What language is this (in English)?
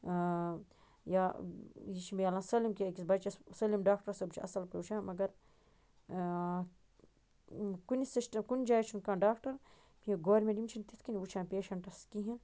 Kashmiri